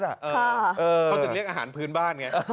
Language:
Thai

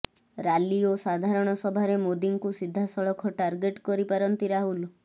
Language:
Odia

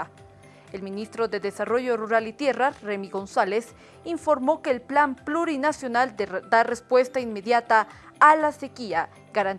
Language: Spanish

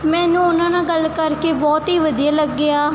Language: Punjabi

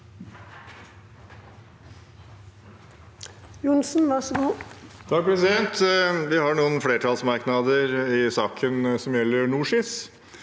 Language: Norwegian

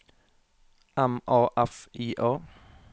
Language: Norwegian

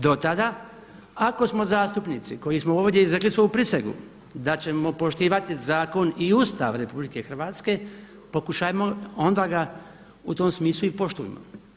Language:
Croatian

